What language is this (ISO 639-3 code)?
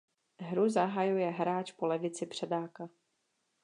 ces